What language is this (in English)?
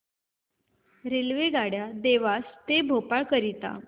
Marathi